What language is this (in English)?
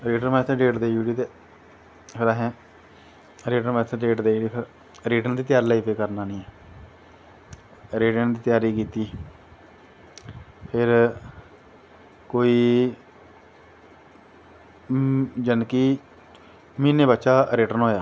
Dogri